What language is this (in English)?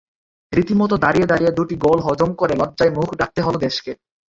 Bangla